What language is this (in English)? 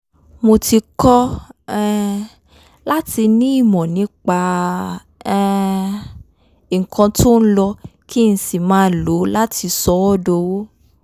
Yoruba